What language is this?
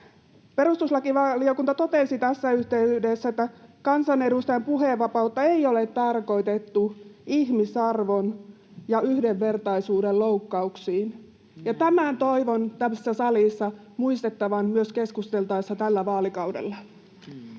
Finnish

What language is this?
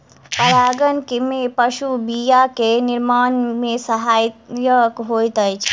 Maithili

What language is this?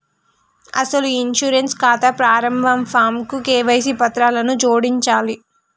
Telugu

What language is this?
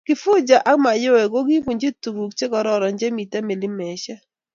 Kalenjin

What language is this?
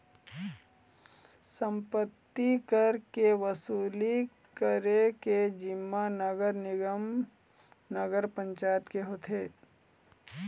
Chhattisgarhi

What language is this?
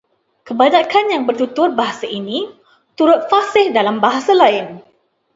Malay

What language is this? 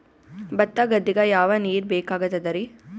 Kannada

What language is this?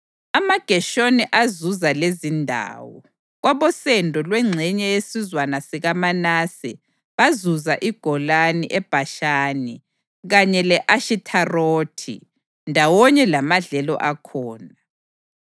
North Ndebele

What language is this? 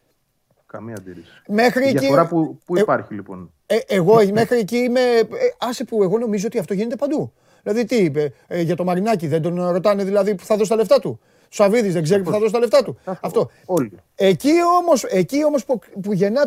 Greek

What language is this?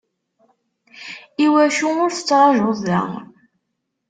Kabyle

